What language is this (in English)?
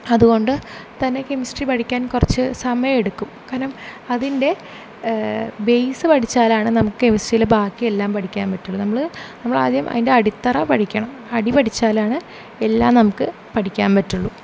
Malayalam